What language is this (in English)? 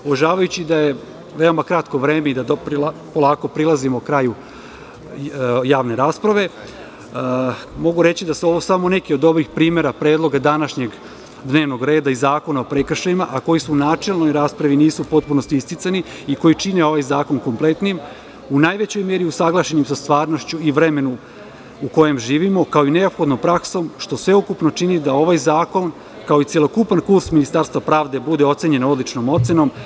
Serbian